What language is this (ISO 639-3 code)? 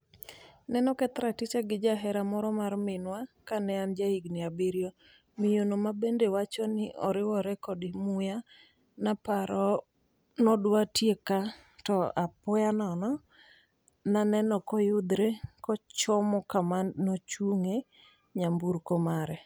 luo